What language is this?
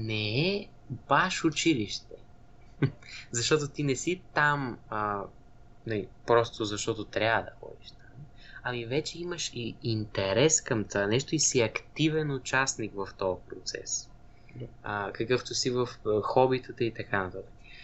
Bulgarian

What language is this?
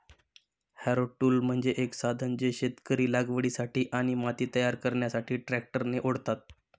Marathi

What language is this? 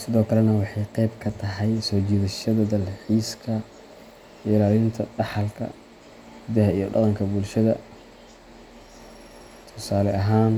Somali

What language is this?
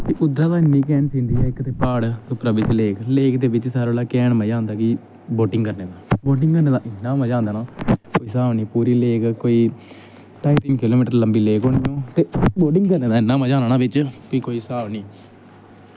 Dogri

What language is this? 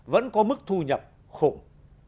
Vietnamese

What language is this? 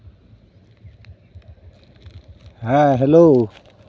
Santali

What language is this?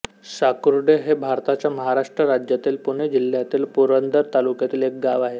Marathi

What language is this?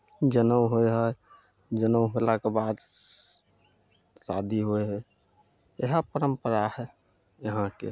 Maithili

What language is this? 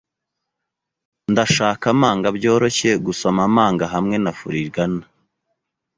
Kinyarwanda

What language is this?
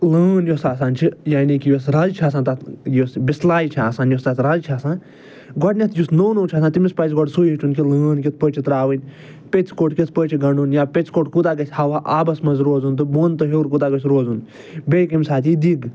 Kashmiri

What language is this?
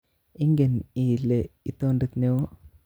Kalenjin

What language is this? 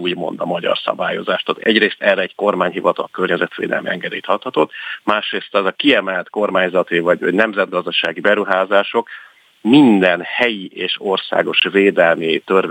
Hungarian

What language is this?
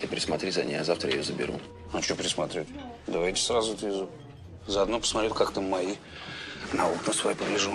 Russian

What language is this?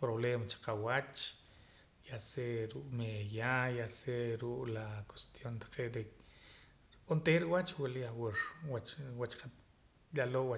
Poqomam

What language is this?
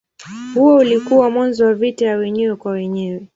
Swahili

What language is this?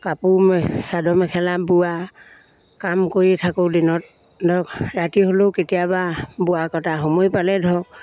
Assamese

